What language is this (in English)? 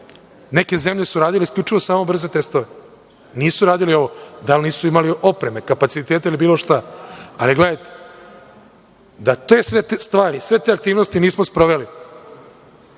Serbian